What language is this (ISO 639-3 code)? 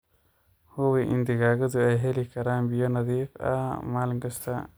som